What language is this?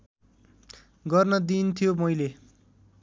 Nepali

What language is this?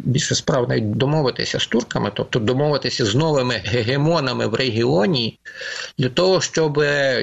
Ukrainian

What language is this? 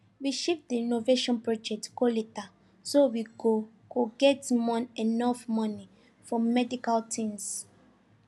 Nigerian Pidgin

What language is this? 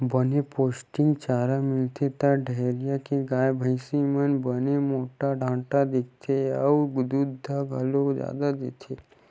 Chhattisgarhi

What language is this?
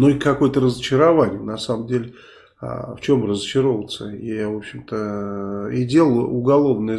Russian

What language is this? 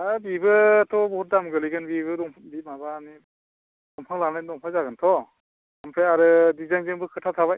Bodo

